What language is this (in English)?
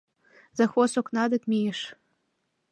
Mari